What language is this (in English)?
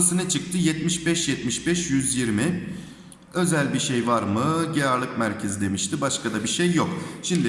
Turkish